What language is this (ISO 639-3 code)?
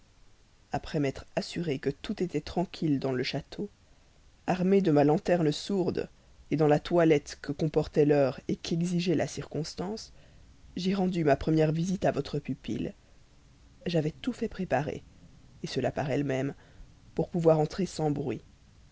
fra